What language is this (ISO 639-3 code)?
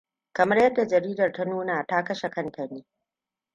hau